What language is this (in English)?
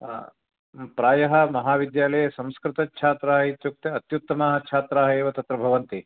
Sanskrit